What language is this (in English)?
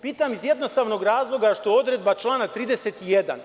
Serbian